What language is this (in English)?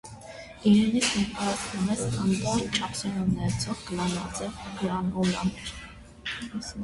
Armenian